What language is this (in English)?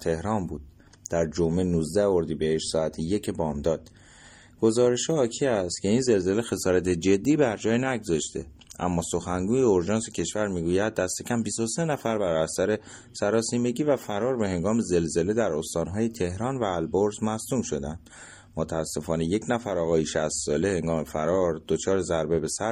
Persian